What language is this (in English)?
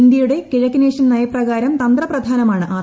Malayalam